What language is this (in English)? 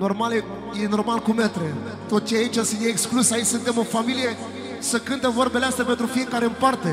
Romanian